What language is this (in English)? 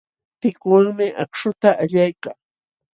Jauja Wanca Quechua